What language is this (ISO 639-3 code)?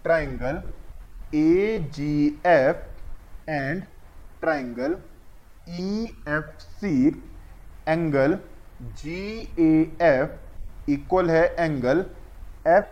hin